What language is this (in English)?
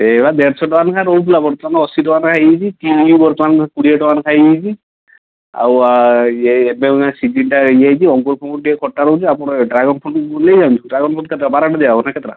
Odia